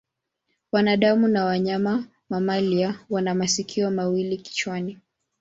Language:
Swahili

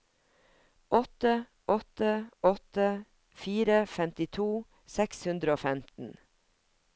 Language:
Norwegian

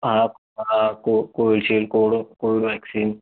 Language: Marathi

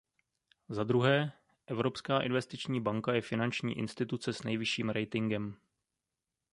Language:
Czech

